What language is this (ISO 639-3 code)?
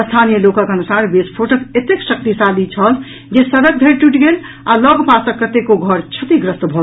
mai